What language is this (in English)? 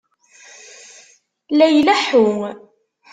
Kabyle